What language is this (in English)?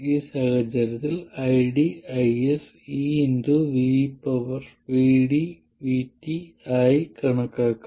Malayalam